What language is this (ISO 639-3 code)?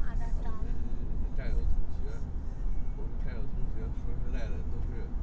zho